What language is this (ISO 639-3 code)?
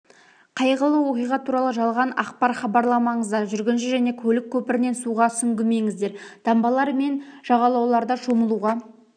kaz